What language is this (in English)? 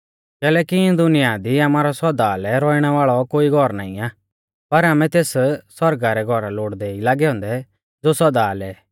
Mahasu Pahari